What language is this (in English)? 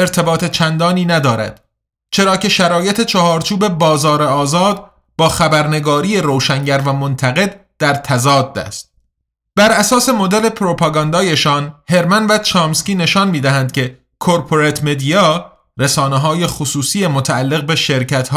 Persian